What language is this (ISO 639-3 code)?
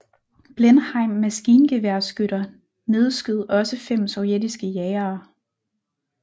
dan